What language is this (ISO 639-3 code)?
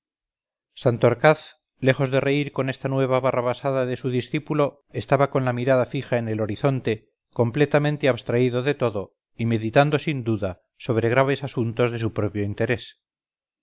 spa